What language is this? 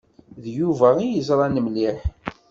Kabyle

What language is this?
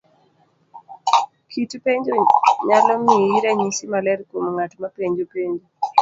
Luo (Kenya and Tanzania)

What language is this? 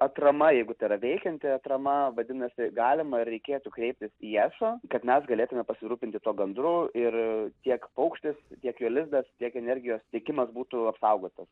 Lithuanian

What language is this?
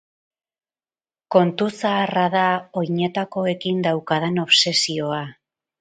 Basque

